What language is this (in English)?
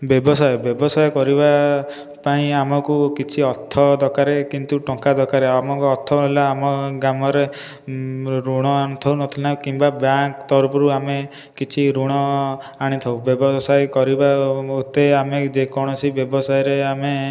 Odia